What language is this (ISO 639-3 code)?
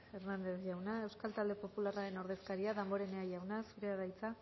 eus